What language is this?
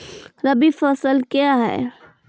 Maithili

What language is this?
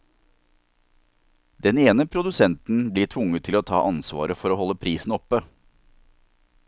Norwegian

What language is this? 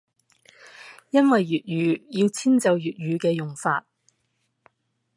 Cantonese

